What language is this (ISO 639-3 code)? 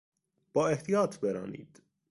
fas